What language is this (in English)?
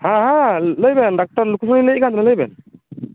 Santali